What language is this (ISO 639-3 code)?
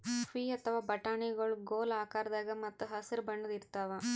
kan